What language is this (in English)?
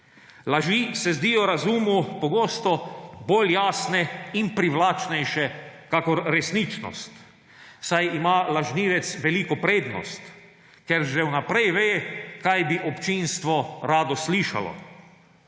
Slovenian